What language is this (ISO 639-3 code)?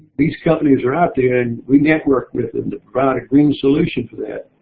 eng